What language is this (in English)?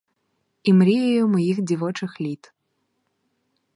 Ukrainian